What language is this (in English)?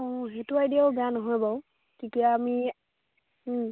Assamese